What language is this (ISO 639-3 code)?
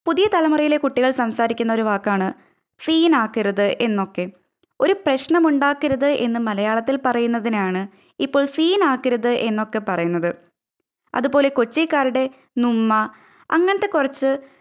mal